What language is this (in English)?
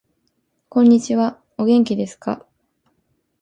Japanese